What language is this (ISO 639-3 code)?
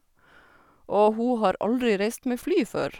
nor